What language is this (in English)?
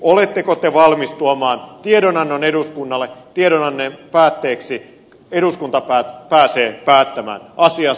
Finnish